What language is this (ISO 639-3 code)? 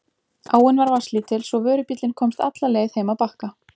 isl